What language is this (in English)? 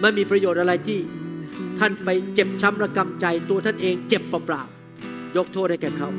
Thai